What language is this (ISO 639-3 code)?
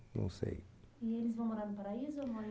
por